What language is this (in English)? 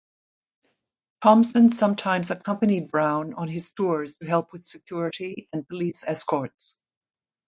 English